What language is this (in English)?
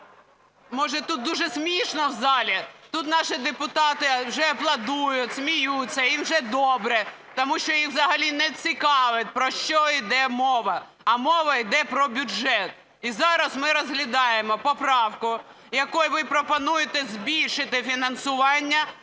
Ukrainian